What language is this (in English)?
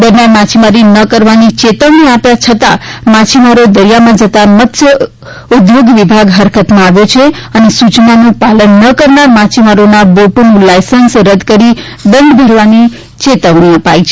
Gujarati